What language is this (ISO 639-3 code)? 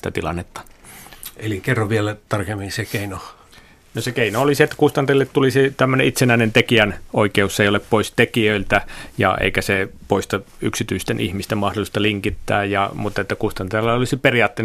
fin